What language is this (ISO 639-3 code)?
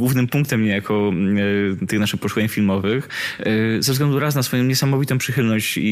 pol